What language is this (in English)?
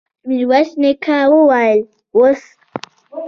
Pashto